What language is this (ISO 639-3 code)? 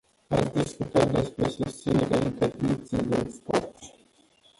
ron